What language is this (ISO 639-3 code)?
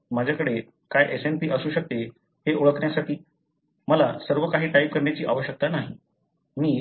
mar